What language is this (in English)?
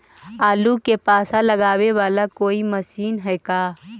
Magahi